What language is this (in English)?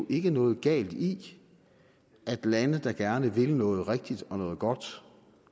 Danish